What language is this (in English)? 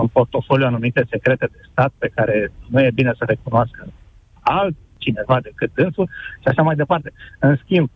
Romanian